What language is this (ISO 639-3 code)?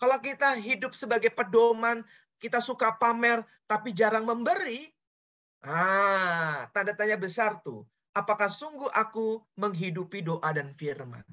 ind